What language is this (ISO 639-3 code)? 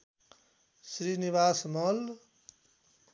nep